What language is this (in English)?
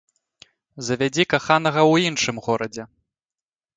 Belarusian